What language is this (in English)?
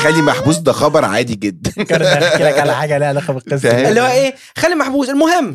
Arabic